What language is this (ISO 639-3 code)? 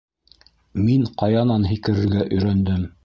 bak